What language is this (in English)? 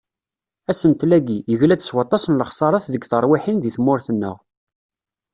Kabyle